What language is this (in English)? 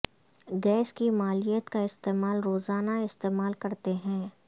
Urdu